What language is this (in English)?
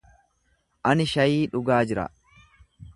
Oromo